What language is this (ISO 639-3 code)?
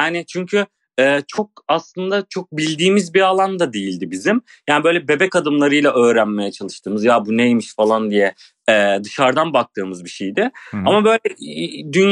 tur